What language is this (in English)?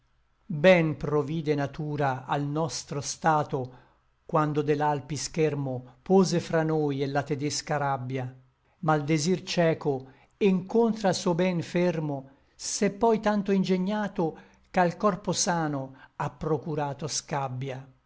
Italian